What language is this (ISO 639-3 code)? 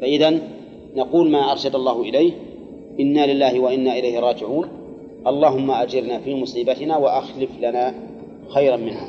ara